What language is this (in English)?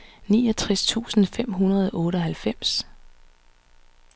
Danish